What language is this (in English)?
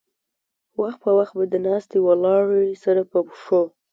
Pashto